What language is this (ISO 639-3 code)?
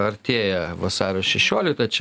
lit